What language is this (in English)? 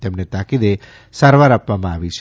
Gujarati